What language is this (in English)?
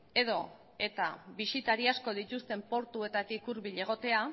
Basque